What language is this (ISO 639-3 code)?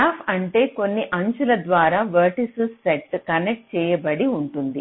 tel